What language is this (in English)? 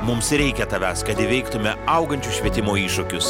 Lithuanian